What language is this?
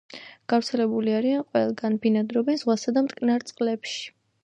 Georgian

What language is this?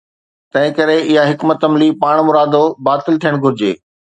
Sindhi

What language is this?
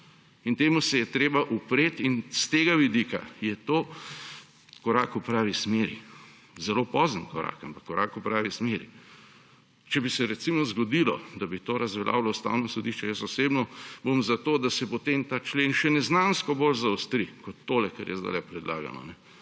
Slovenian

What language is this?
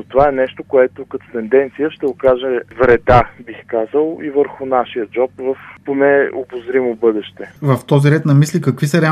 Bulgarian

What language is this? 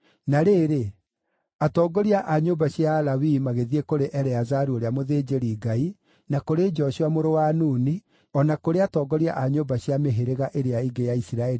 Kikuyu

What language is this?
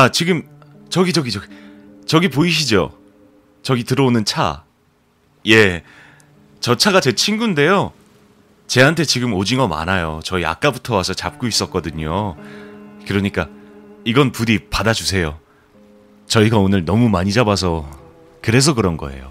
Korean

